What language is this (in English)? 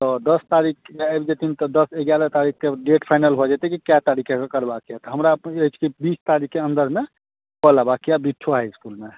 Maithili